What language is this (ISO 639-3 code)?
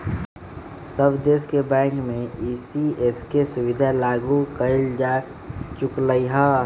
mag